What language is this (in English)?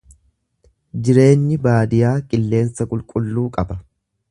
Oromo